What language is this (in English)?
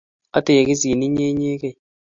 Kalenjin